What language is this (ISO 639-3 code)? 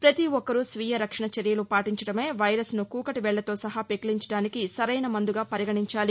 tel